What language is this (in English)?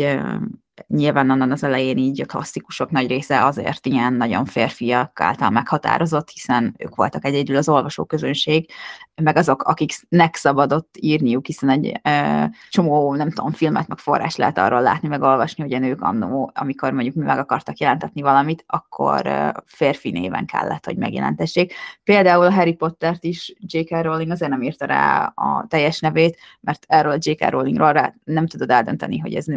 Hungarian